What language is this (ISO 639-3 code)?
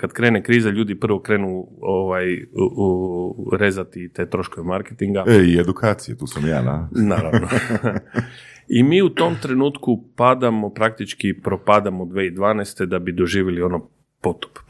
hrv